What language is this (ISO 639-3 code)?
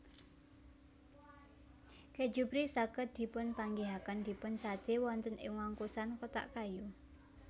jav